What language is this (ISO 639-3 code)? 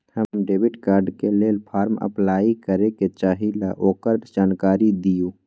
mag